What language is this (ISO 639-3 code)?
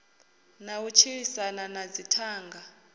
ven